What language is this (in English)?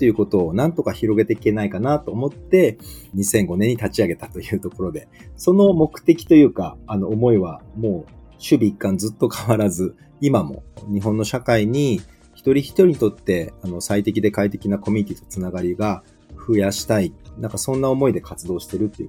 Japanese